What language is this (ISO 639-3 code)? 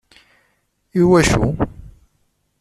kab